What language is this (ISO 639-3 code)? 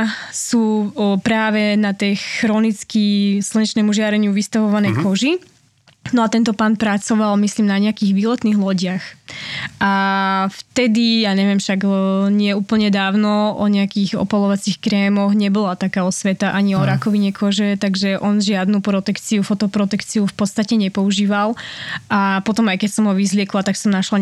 slk